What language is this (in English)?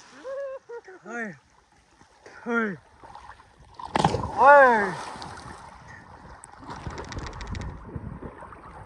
Punjabi